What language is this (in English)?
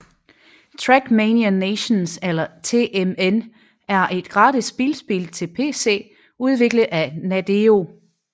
Danish